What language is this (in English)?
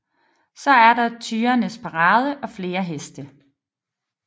Danish